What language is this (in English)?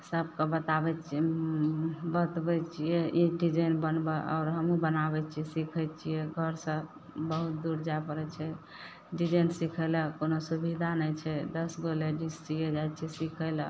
Maithili